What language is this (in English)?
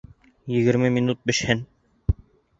Bashkir